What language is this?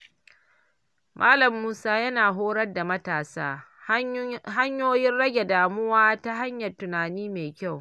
Hausa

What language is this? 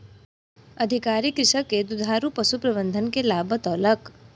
Maithili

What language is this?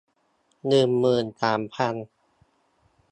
Thai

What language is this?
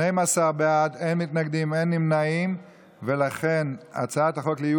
Hebrew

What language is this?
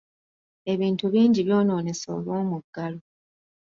Ganda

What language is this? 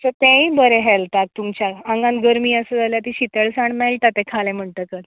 Konkani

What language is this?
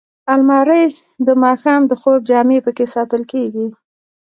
Pashto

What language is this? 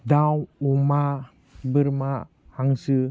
Bodo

